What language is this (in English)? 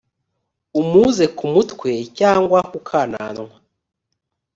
Kinyarwanda